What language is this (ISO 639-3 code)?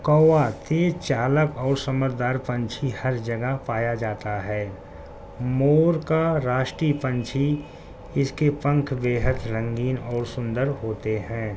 urd